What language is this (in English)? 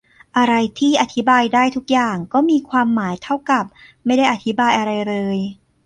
Thai